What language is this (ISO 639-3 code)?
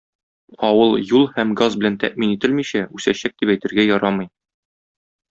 tat